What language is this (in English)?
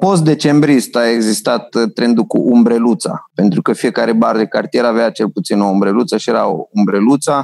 Romanian